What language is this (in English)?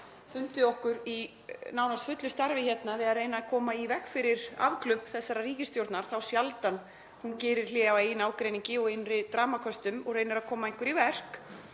Icelandic